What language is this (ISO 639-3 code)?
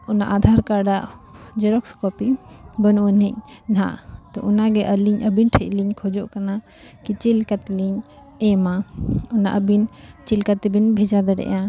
sat